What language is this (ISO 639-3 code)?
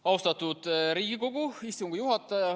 est